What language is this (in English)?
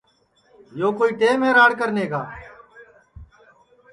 Sansi